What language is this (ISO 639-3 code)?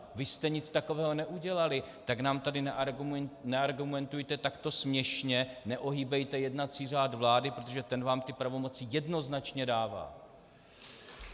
ces